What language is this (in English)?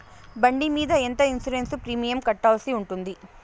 Telugu